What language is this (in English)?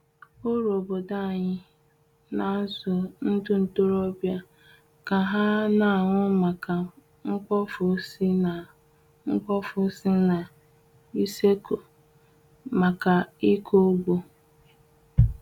Igbo